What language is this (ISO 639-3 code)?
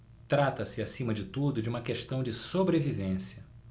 por